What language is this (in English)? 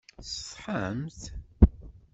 Kabyle